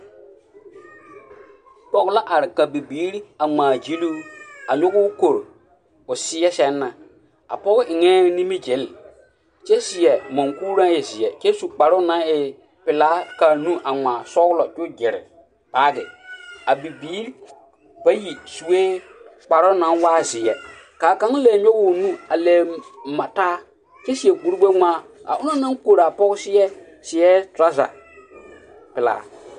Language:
Southern Dagaare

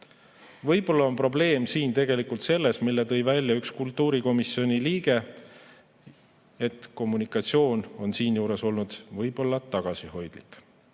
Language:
Estonian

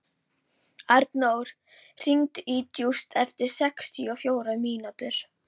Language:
Icelandic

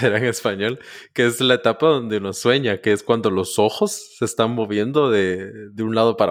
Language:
Spanish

